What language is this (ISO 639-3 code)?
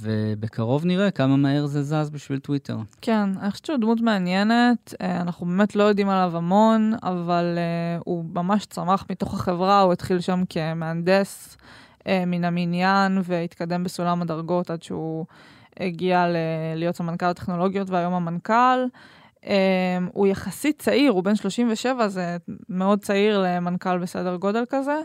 heb